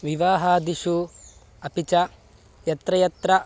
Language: Sanskrit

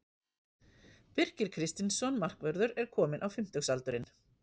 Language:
Icelandic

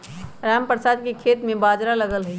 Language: Magahi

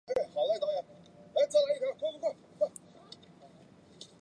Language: Chinese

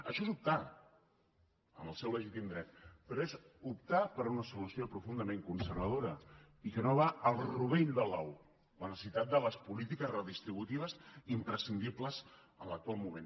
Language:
Catalan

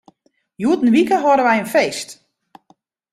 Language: Western Frisian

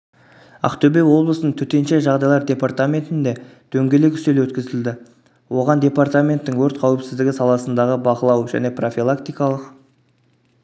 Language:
Kazakh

